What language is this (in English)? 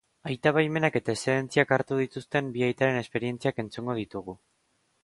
Basque